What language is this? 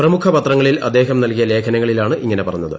Malayalam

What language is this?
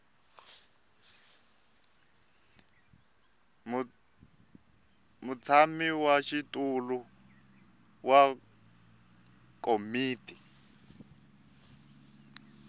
Tsonga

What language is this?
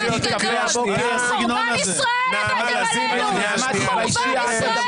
Hebrew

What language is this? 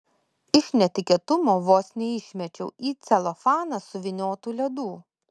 Lithuanian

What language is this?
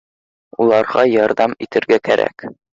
Bashkir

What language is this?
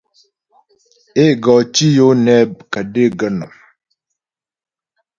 Ghomala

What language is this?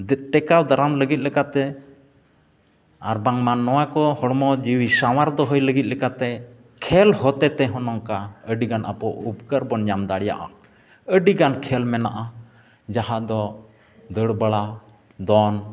Santali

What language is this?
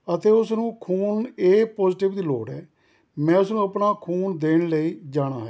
Punjabi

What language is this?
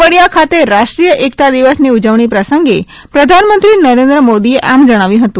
Gujarati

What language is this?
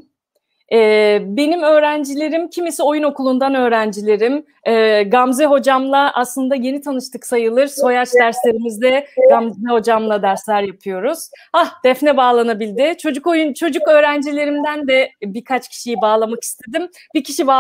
Turkish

